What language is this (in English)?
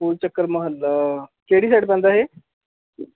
Punjabi